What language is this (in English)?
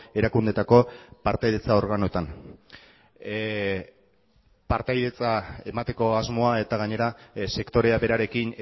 Basque